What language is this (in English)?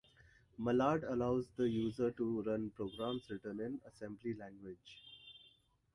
English